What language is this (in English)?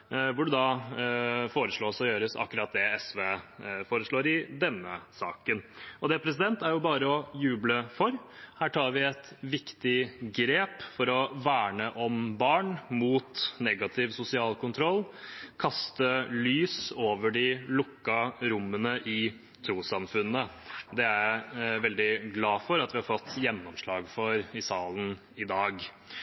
Norwegian Bokmål